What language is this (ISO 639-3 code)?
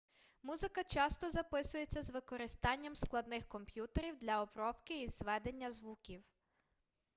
ukr